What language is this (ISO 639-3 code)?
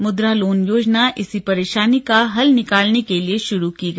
hin